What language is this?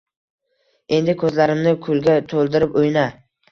Uzbek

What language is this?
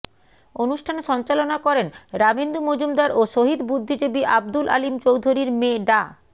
Bangla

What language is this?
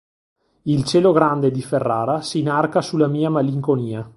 Italian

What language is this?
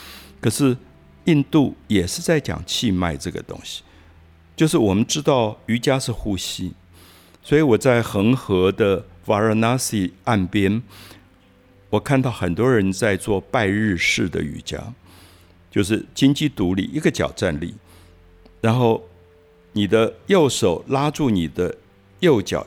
Chinese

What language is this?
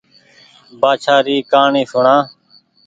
Goaria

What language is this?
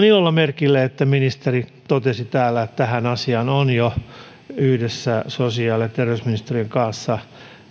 Finnish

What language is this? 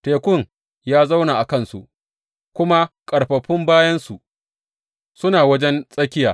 Hausa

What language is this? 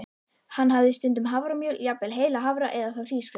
Icelandic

